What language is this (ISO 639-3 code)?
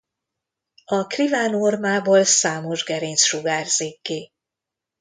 hun